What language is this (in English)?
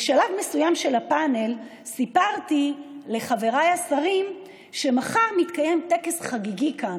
Hebrew